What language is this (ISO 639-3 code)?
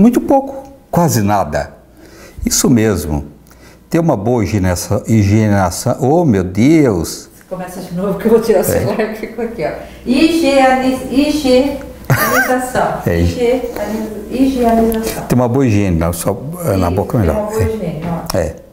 por